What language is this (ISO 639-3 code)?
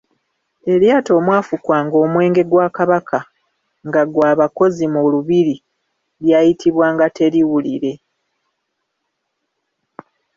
lug